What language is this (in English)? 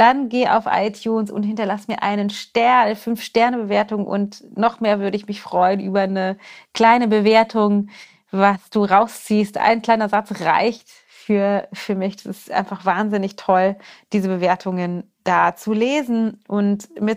German